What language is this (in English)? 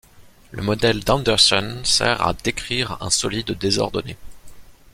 French